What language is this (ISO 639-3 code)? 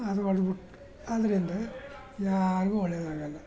kan